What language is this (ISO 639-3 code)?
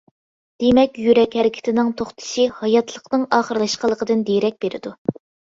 uig